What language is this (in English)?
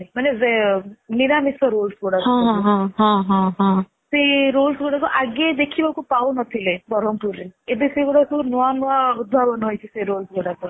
Odia